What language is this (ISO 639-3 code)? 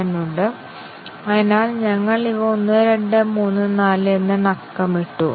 mal